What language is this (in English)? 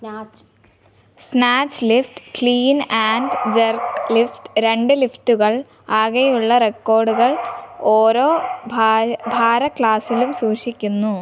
Malayalam